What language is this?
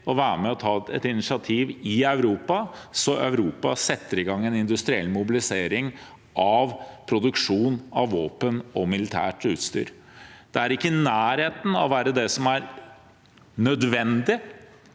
Norwegian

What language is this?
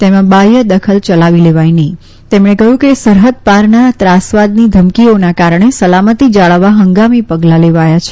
Gujarati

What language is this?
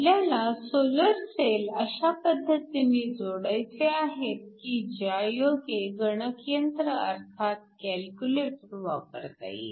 Marathi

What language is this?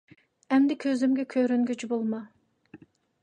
Uyghur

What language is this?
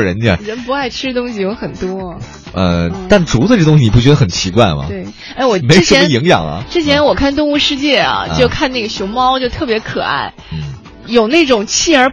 Chinese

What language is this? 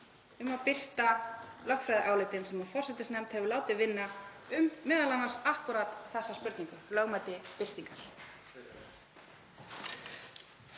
Icelandic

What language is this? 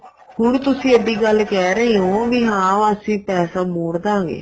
Punjabi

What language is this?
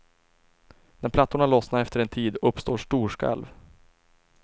Swedish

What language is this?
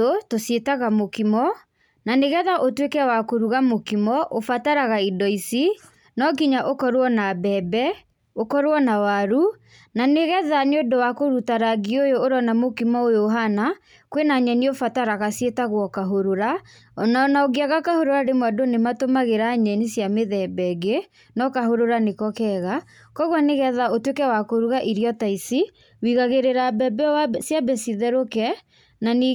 Kikuyu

